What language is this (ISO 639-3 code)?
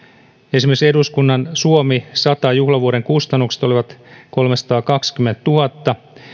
fin